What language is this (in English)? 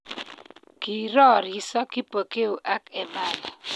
Kalenjin